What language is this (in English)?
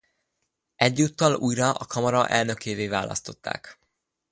Hungarian